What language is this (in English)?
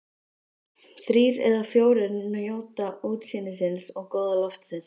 Icelandic